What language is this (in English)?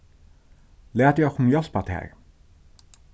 Faroese